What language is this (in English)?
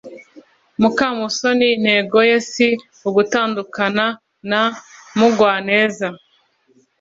Kinyarwanda